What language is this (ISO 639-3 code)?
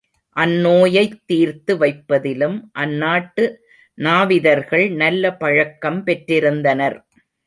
tam